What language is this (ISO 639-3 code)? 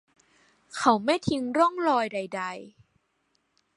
tha